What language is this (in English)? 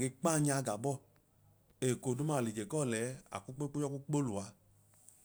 Idoma